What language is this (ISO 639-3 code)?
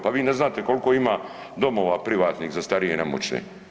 hrv